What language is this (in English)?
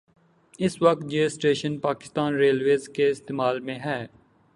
Urdu